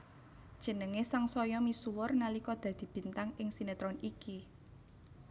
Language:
Javanese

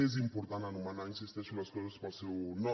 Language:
Catalan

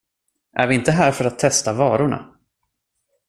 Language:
Swedish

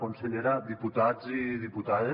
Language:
Catalan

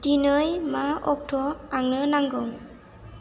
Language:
Bodo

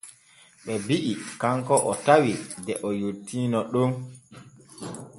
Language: Borgu Fulfulde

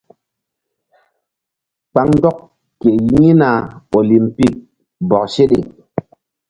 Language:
Mbum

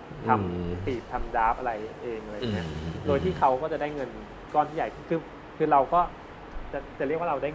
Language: Thai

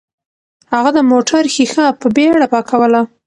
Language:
Pashto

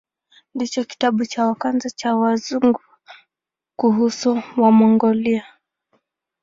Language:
Swahili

